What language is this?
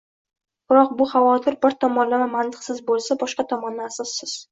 Uzbek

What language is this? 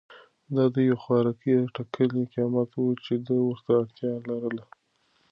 Pashto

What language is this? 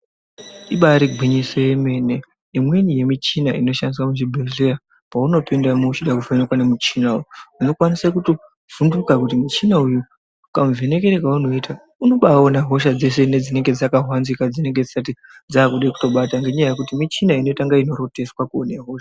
Ndau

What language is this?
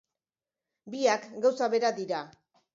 Basque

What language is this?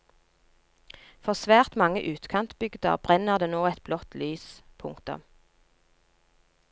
Norwegian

